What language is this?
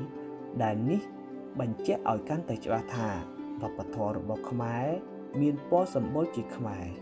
Thai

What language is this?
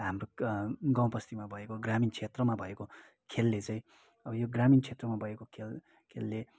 Nepali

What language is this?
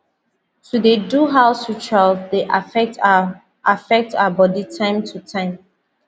Nigerian Pidgin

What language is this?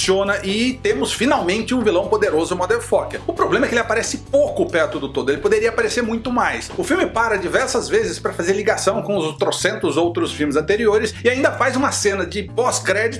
Portuguese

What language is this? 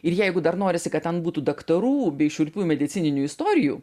Lithuanian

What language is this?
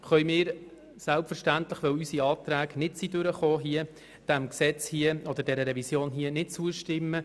Swiss German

